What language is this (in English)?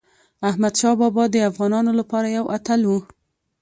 Pashto